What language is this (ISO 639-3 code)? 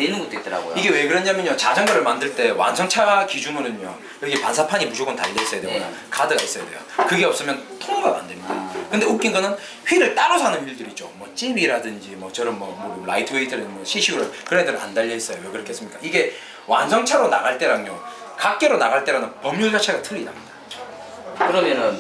kor